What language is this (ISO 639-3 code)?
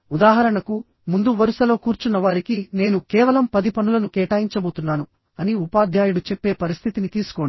tel